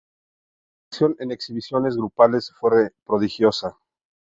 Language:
Spanish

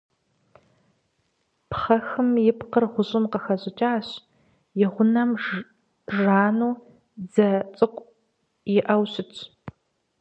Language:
Kabardian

